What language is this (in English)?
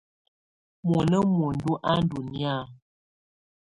Tunen